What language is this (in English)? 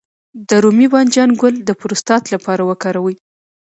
Pashto